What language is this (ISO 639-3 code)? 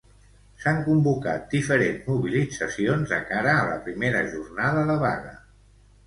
cat